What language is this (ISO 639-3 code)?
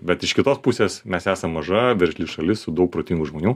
lit